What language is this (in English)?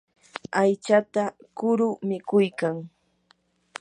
Yanahuanca Pasco Quechua